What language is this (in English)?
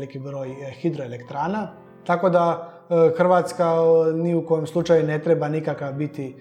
Croatian